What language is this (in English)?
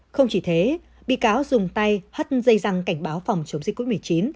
Vietnamese